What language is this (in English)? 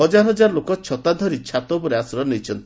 Odia